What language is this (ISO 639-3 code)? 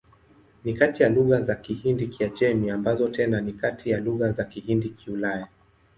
swa